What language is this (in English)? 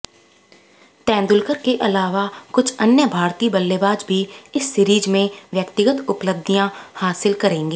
Hindi